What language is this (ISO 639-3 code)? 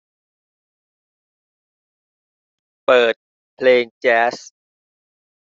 tha